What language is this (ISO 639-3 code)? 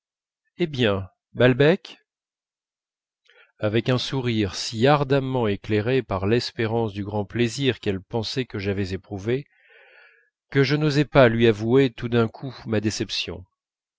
fra